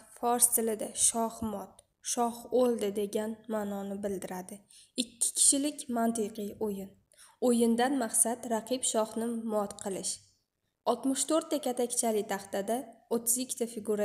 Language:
Turkish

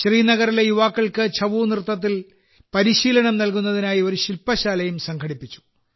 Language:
Malayalam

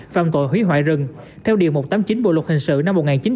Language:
Vietnamese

